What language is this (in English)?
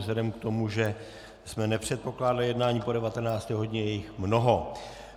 Czech